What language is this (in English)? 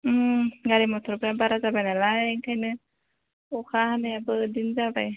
Bodo